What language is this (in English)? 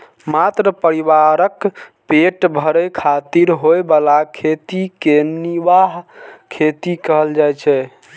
Maithili